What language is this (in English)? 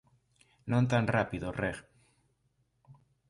Galician